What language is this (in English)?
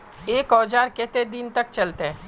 Magahi